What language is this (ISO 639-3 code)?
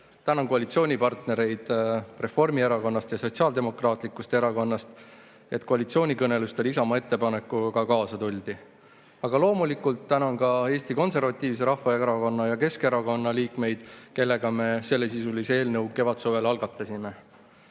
est